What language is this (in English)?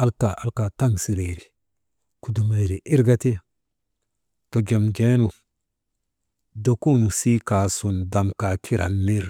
Maba